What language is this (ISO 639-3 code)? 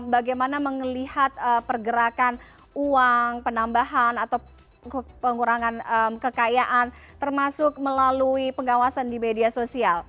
ind